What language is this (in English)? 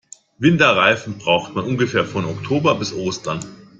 German